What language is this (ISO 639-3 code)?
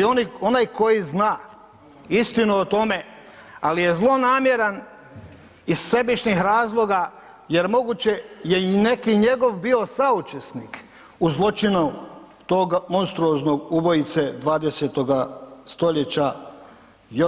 hrv